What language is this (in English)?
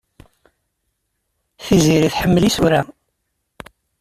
Kabyle